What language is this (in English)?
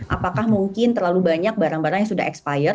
Indonesian